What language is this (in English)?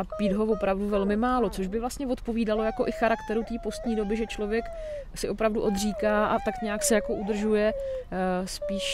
Czech